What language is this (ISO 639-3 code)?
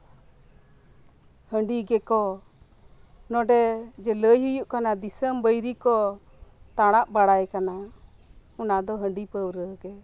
sat